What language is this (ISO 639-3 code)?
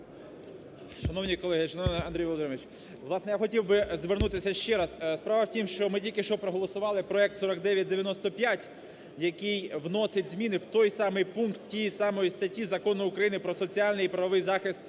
ukr